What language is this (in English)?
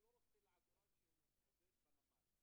Hebrew